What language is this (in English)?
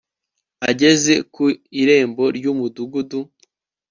Kinyarwanda